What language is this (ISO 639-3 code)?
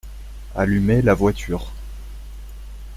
fra